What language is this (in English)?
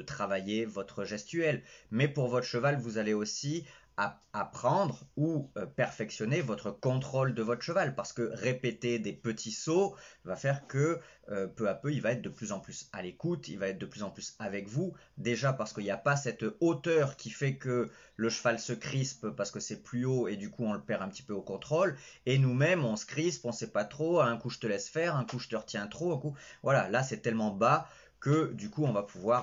French